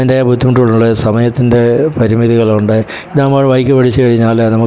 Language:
Malayalam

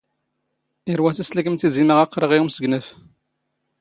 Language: Standard Moroccan Tamazight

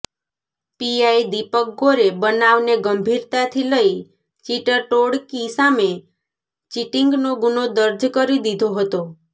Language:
Gujarati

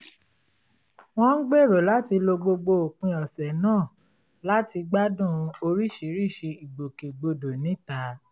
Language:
Yoruba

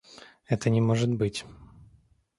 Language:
Russian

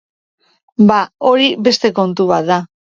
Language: Basque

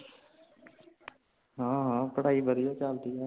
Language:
Punjabi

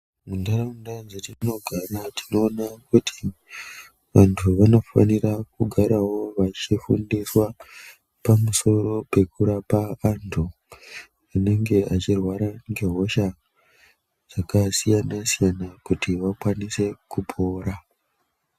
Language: Ndau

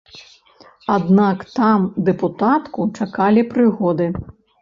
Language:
Belarusian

